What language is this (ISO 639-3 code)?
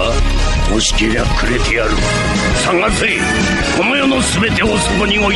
ind